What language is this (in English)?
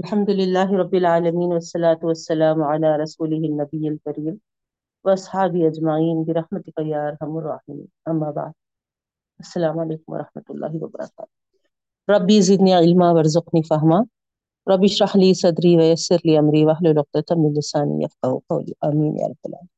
Urdu